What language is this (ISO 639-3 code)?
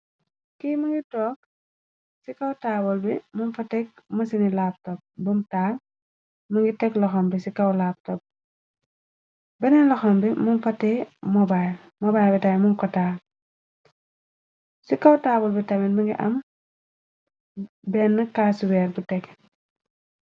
wol